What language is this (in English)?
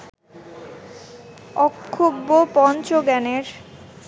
Bangla